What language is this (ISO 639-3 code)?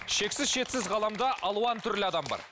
kaz